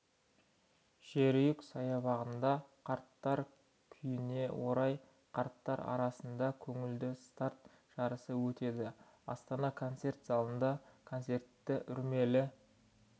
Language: Kazakh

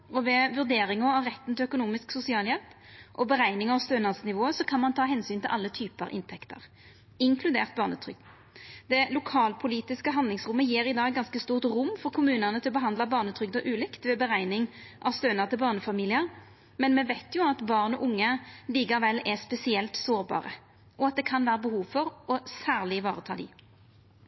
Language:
Norwegian Nynorsk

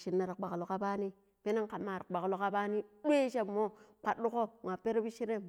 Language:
Pero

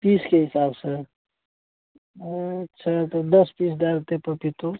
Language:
Maithili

